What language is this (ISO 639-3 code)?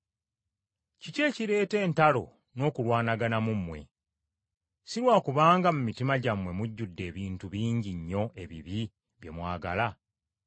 lug